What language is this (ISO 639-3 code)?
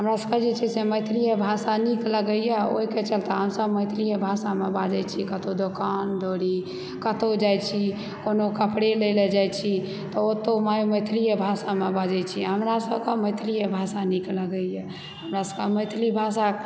mai